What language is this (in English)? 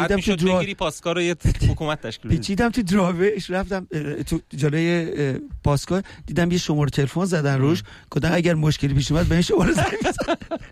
Persian